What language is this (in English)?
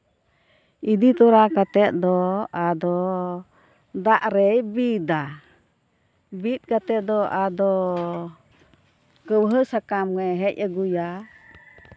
Santali